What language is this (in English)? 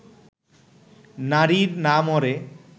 Bangla